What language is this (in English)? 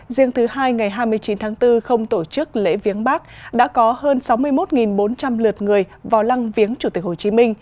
Vietnamese